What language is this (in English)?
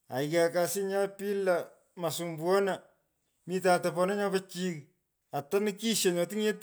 Pökoot